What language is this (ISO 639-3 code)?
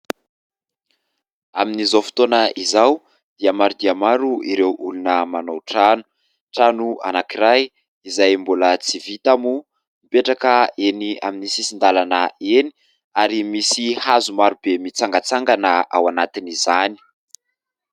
mlg